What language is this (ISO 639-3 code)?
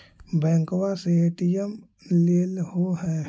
mag